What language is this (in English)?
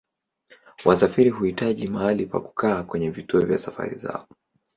Swahili